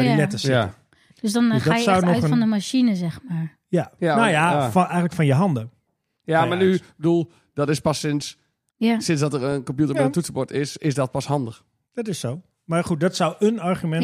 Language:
Dutch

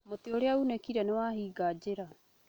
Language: Kikuyu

